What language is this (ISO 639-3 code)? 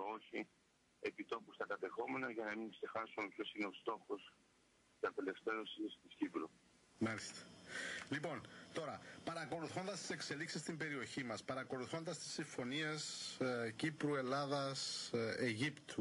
ell